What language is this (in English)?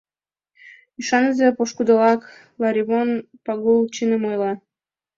Mari